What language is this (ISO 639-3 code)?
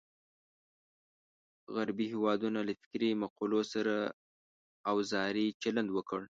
pus